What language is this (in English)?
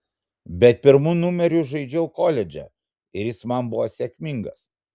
Lithuanian